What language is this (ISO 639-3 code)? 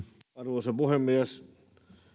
fin